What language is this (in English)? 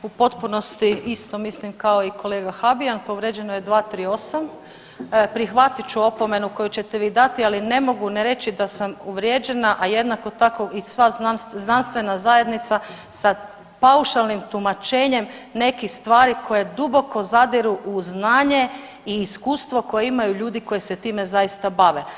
Croatian